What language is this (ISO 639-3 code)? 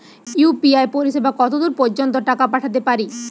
ben